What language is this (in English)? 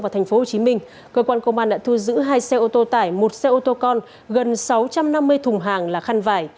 Vietnamese